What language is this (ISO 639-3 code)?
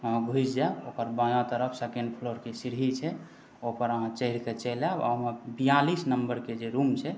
mai